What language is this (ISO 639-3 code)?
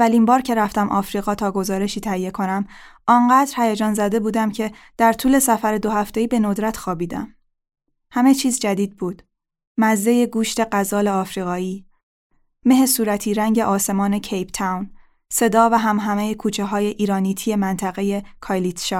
fas